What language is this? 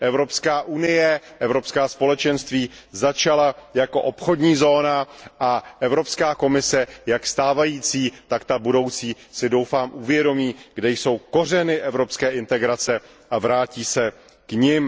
Czech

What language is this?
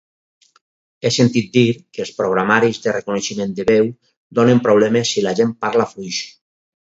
Catalan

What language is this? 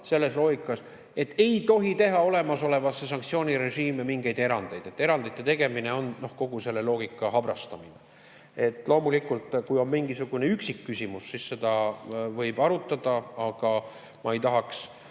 Estonian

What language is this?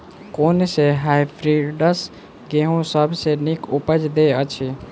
Maithili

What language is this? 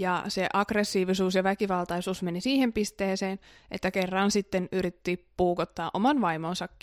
Finnish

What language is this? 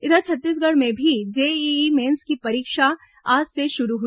Hindi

